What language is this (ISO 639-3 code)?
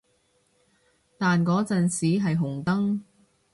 yue